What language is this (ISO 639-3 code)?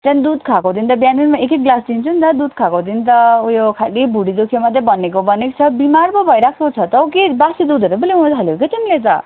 nep